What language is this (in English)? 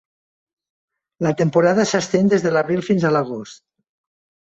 Catalan